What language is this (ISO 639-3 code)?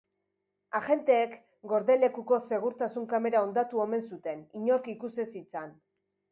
eus